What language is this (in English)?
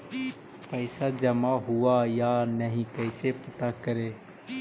Magahi